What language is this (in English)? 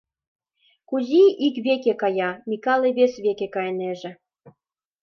Mari